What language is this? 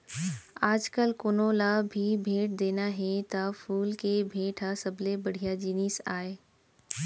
Chhattisgarhi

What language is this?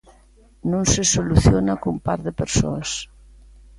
Galician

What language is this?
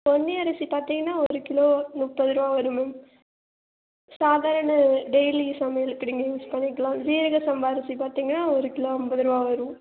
Tamil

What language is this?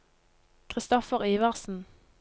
Norwegian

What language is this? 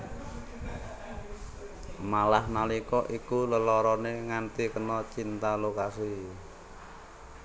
Javanese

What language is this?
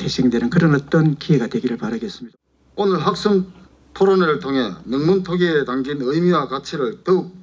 Korean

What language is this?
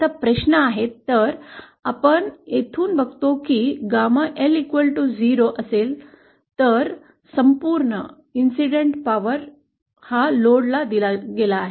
Marathi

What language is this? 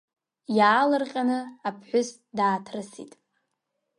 Abkhazian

